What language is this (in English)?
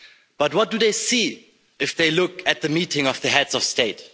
English